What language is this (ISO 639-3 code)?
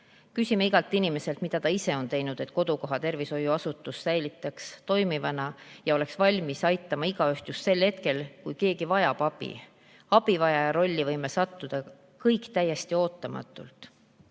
est